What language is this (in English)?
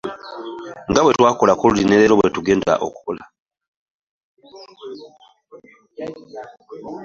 Ganda